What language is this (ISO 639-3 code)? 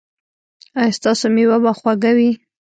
pus